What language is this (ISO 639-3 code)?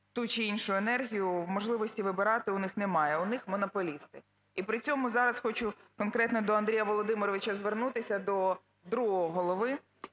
ukr